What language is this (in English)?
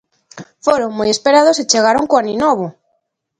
Galician